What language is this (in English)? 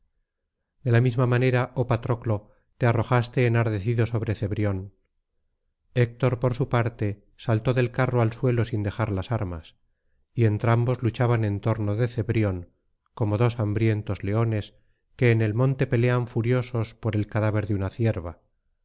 Spanish